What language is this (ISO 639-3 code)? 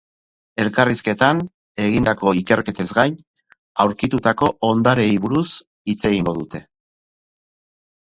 eus